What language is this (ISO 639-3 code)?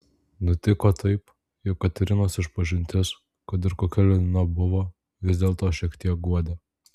lit